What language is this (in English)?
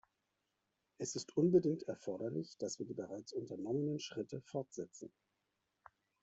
German